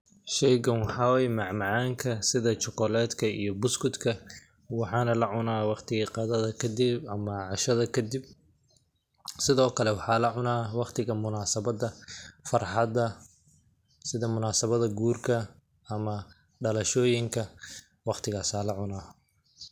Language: Somali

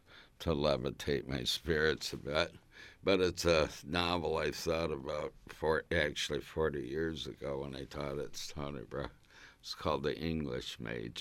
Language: English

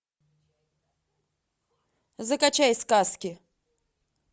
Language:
Russian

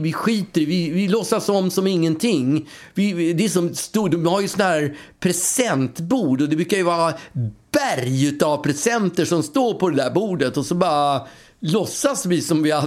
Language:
Swedish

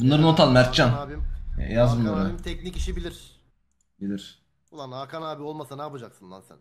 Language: Turkish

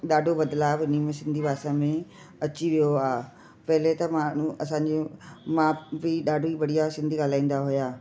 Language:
Sindhi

